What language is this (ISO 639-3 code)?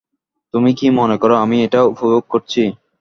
ben